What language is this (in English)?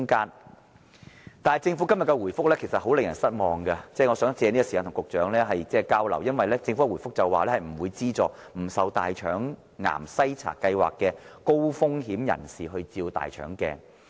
Cantonese